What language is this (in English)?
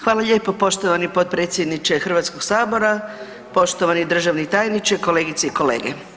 Croatian